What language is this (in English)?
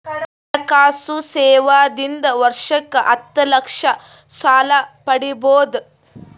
Kannada